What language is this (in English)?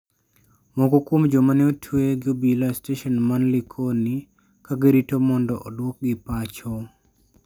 Luo (Kenya and Tanzania)